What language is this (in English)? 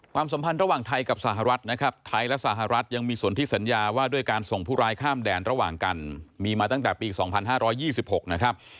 Thai